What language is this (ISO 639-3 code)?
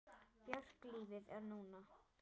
isl